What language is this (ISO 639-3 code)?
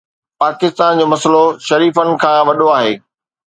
snd